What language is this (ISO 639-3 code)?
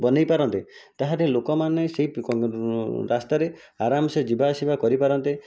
ori